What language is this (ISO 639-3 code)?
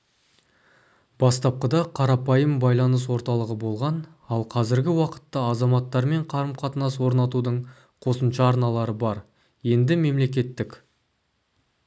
kaz